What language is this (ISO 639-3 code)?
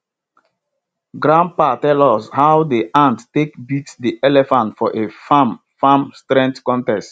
pcm